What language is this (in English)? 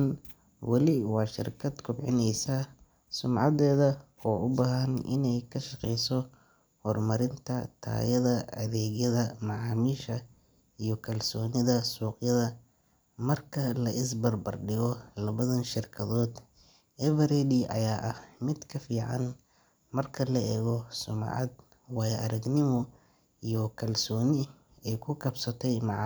Somali